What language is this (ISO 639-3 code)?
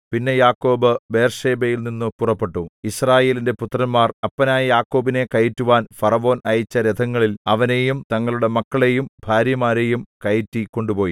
mal